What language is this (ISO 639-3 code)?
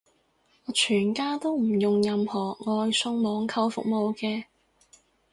yue